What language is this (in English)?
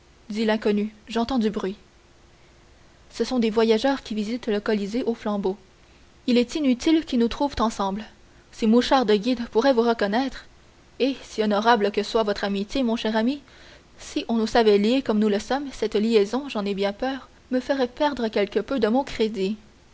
French